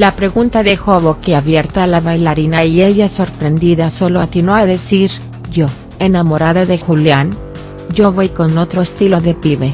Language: Spanish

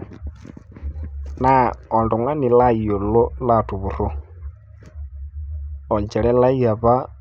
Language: Masai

